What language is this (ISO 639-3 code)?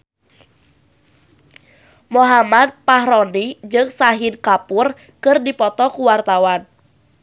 sun